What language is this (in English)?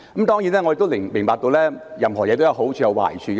Cantonese